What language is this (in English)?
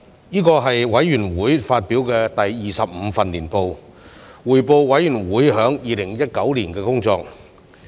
Cantonese